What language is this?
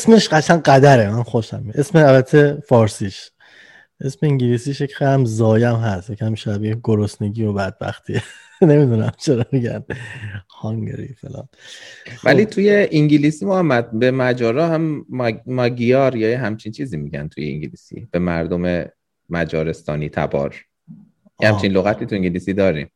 Persian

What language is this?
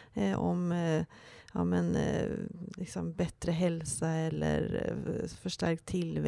Swedish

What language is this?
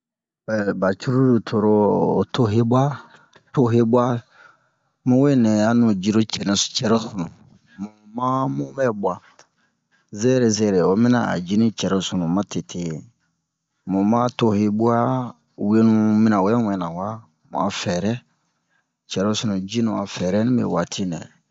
Bomu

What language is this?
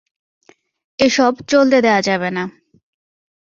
Bangla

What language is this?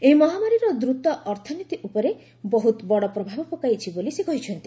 Odia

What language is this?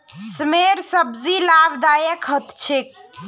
Magahi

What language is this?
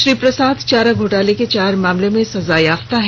Hindi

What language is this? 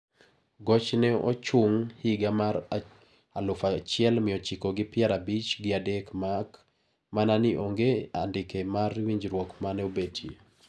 Luo (Kenya and Tanzania)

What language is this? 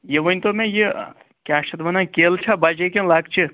Kashmiri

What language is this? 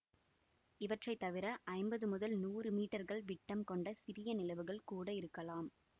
Tamil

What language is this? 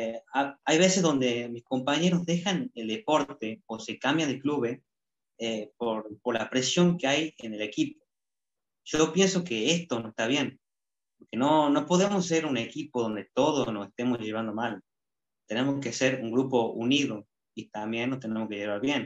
Spanish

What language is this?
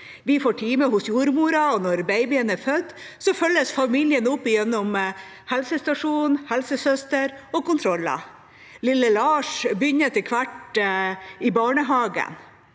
Norwegian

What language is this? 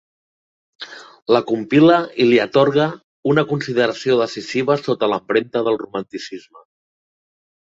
Catalan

